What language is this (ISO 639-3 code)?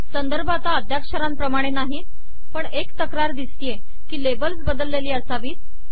mar